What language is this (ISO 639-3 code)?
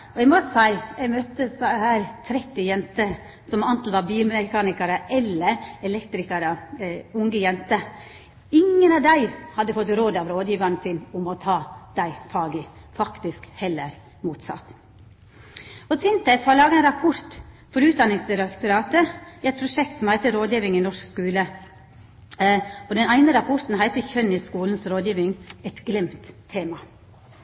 nno